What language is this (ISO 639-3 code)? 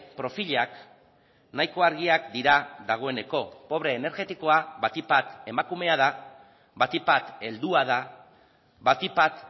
eus